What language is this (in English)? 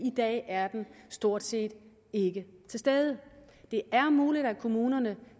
Danish